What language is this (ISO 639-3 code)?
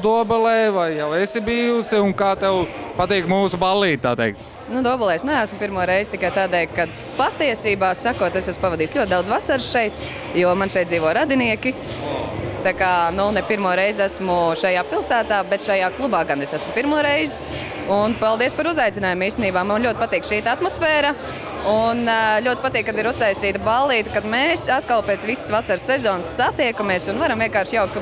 lav